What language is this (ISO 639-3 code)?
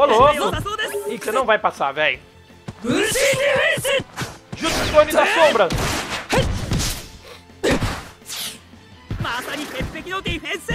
por